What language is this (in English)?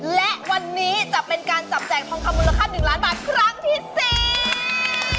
Thai